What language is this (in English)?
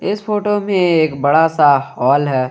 Hindi